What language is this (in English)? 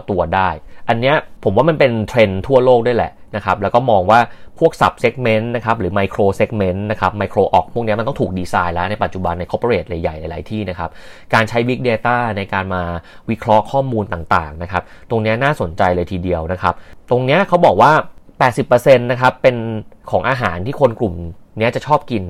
Thai